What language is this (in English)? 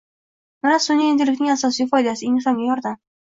Uzbek